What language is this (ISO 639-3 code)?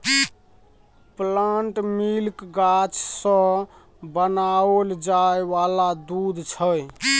mai